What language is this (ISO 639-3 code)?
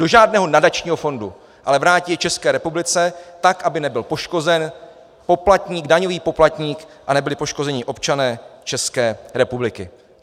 ces